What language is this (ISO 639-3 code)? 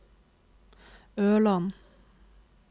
nor